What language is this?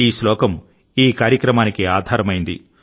Telugu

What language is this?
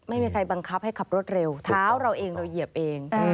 Thai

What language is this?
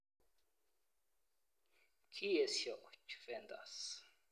Kalenjin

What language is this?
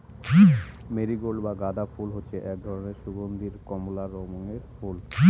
Bangla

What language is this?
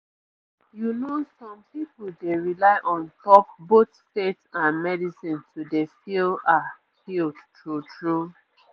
Nigerian Pidgin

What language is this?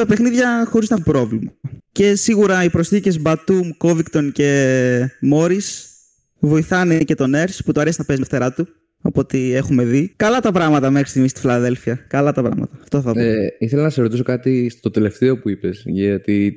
Greek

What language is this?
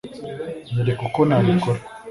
Kinyarwanda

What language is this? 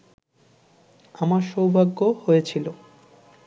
Bangla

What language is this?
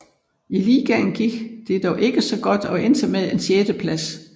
Danish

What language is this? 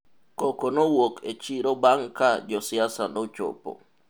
Luo (Kenya and Tanzania)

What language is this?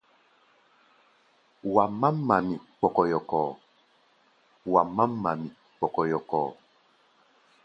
Gbaya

